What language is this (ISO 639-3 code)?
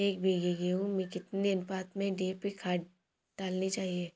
hin